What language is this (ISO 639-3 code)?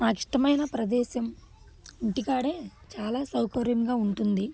tel